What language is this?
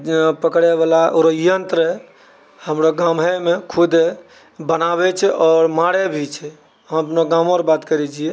Maithili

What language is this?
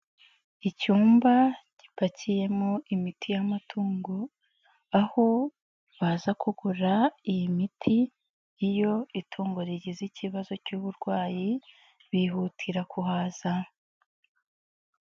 Kinyarwanda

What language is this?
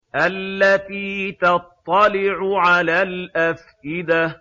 Arabic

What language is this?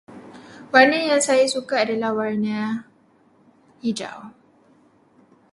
Malay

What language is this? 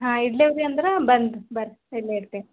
Kannada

